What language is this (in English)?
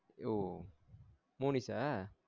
Tamil